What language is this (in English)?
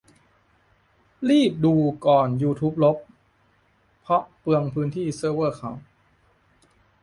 Thai